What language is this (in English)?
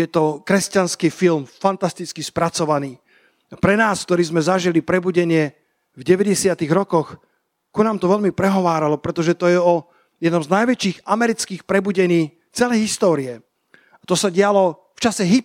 Slovak